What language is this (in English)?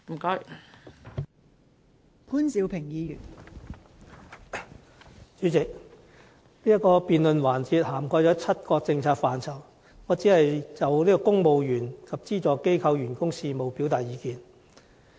Cantonese